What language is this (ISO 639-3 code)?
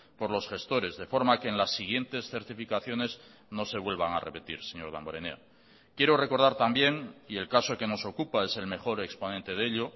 spa